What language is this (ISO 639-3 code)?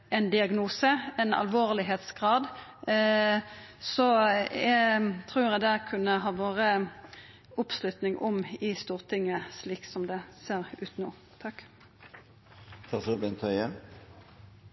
nno